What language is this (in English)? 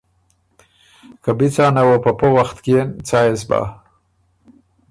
Ormuri